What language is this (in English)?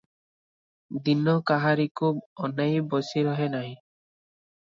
Odia